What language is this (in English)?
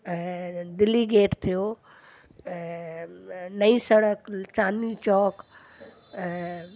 Sindhi